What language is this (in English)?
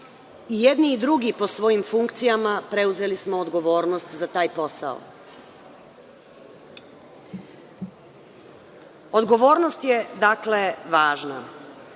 Serbian